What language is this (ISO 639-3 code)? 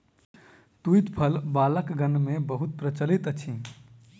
mai